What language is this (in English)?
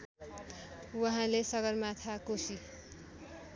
Nepali